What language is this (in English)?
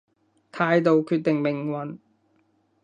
Cantonese